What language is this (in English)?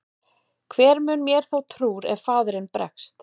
Icelandic